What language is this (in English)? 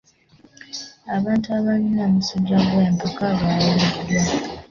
Ganda